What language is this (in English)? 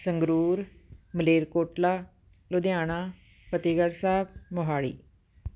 Punjabi